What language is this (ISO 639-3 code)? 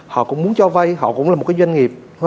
vie